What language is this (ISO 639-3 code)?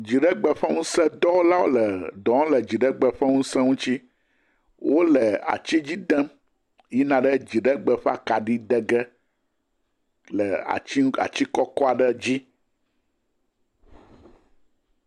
ewe